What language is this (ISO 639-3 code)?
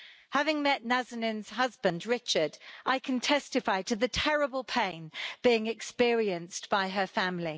eng